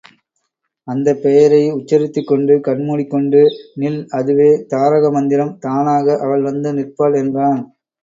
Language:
Tamil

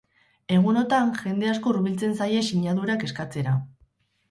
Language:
Basque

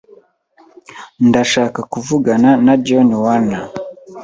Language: Kinyarwanda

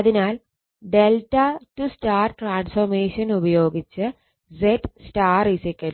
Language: Malayalam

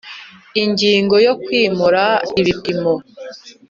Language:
Kinyarwanda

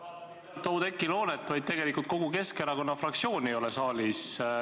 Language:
Estonian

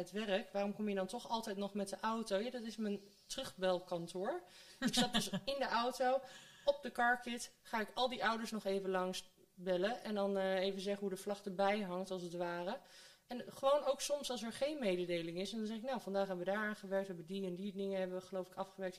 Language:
Dutch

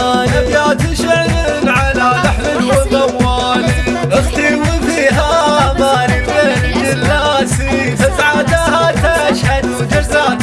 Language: Arabic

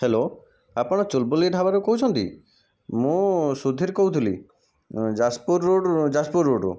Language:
Odia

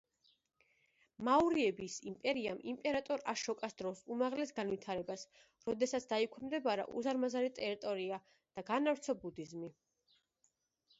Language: Georgian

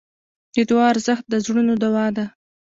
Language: Pashto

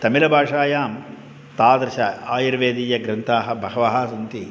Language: Sanskrit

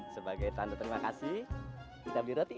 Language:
Indonesian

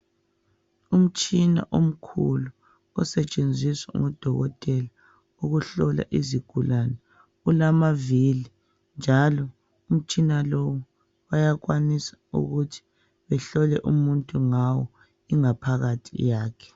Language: North Ndebele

